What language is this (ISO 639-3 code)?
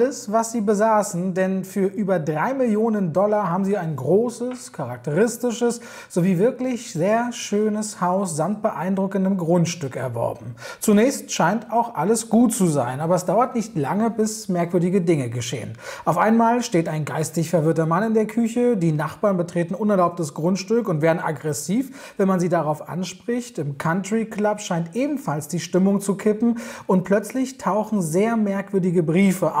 deu